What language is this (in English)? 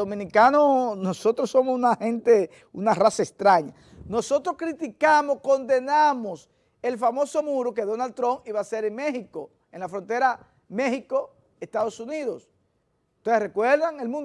Spanish